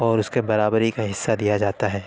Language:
Urdu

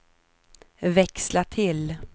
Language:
Swedish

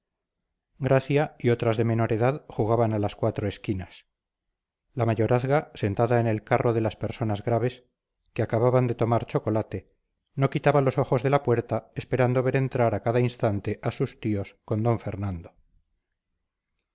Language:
Spanish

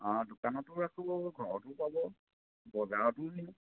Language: Assamese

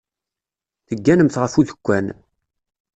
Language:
Kabyle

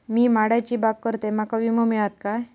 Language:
Marathi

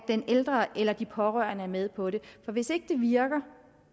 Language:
Danish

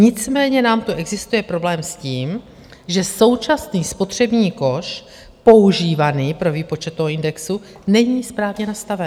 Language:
Czech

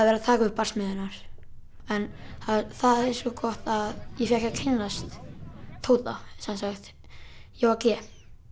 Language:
Icelandic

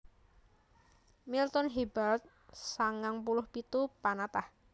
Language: Javanese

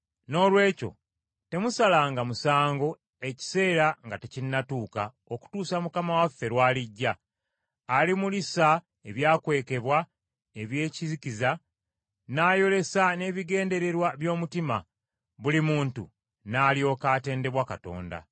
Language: Ganda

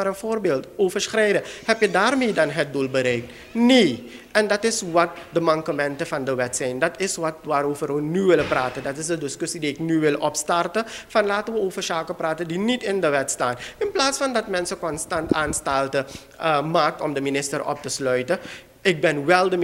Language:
Dutch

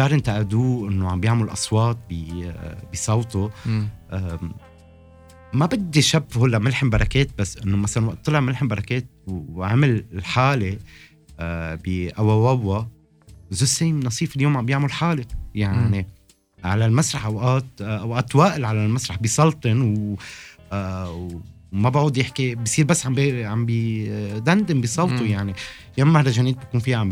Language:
Arabic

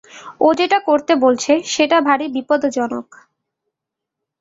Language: Bangla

